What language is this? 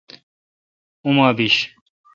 Kalkoti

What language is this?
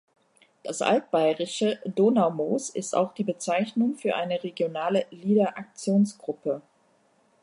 German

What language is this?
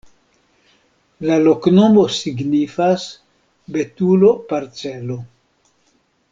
Esperanto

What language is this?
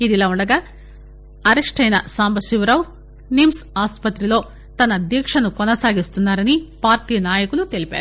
Telugu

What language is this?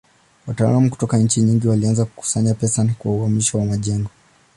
Swahili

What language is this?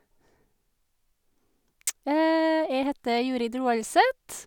Norwegian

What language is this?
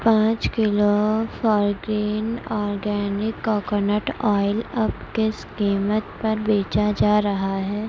Urdu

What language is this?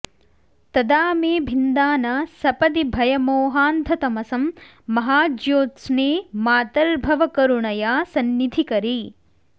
Sanskrit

